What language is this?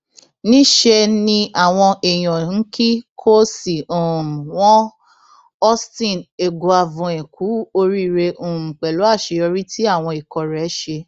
Yoruba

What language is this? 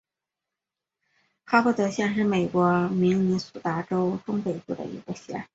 Chinese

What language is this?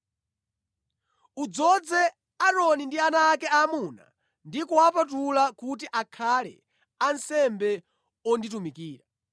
Nyanja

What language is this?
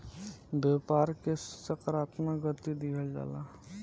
Bhojpuri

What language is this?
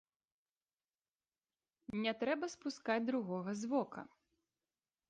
Belarusian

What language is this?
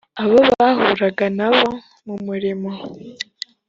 Kinyarwanda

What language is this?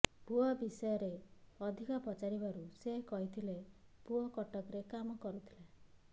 Odia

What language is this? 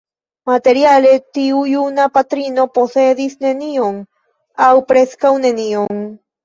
Esperanto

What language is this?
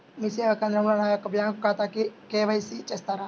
Telugu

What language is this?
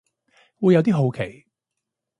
Cantonese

